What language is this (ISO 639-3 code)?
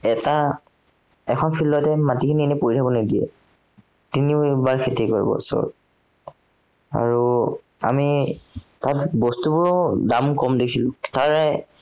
asm